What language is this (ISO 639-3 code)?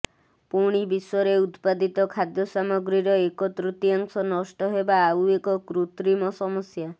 ori